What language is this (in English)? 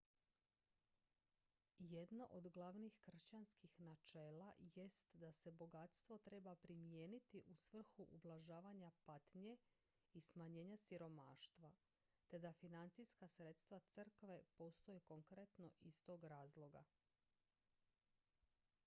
Croatian